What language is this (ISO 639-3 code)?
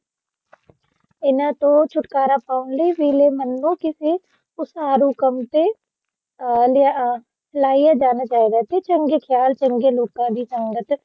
pan